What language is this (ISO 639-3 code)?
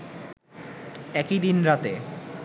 ben